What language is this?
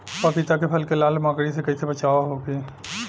Bhojpuri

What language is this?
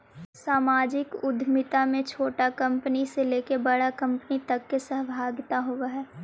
Magahi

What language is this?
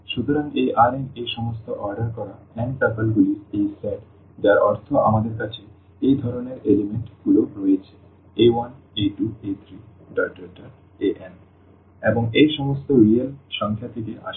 Bangla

